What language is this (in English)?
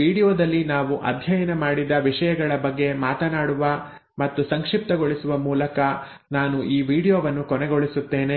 Kannada